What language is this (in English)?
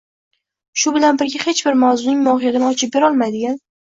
Uzbek